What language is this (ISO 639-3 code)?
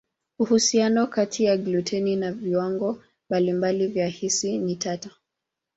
swa